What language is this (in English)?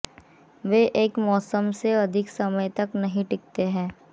Hindi